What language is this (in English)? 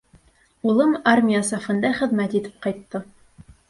Bashkir